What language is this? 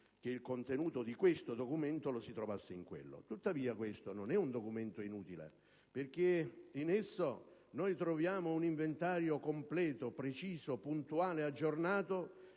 Italian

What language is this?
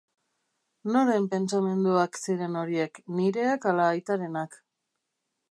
Basque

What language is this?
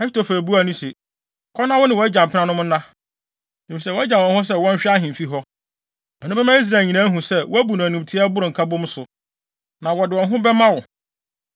Akan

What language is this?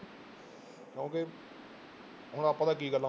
Punjabi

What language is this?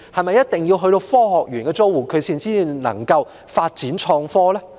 Cantonese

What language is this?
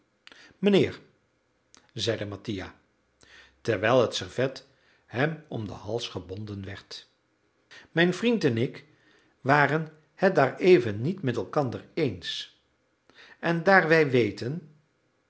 Dutch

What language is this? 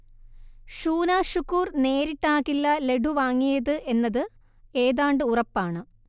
Malayalam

